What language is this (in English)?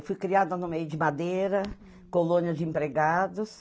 Portuguese